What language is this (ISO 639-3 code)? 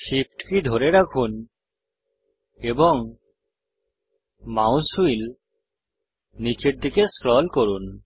ben